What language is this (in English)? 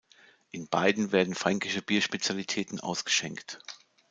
German